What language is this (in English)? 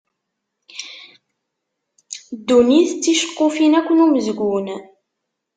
Kabyle